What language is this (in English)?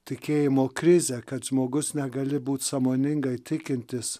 Lithuanian